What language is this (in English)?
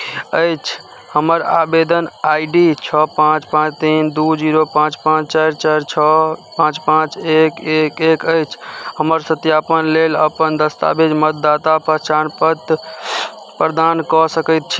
Maithili